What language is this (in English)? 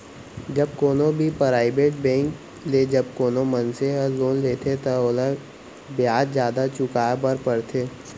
Chhattisgarhi